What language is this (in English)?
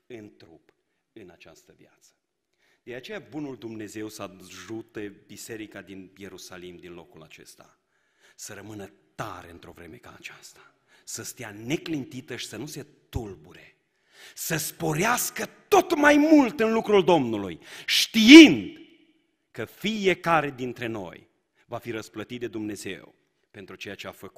Romanian